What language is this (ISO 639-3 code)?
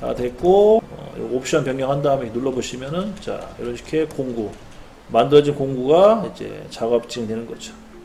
kor